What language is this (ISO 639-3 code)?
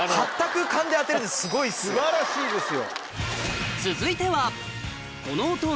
jpn